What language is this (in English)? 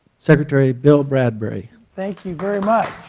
English